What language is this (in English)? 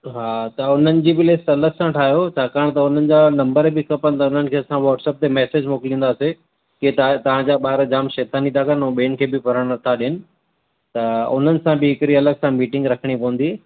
Sindhi